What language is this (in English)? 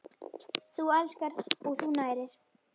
Icelandic